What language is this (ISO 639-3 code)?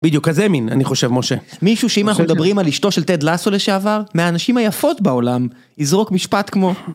heb